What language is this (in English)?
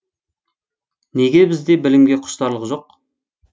Kazakh